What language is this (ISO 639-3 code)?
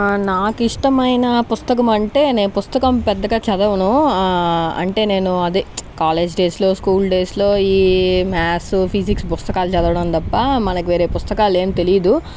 tel